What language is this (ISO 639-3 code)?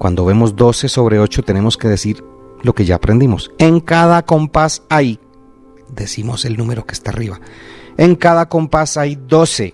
spa